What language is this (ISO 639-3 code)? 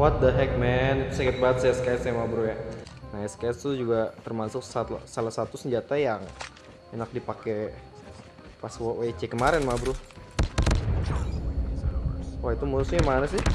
ind